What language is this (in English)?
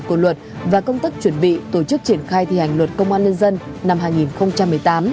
Vietnamese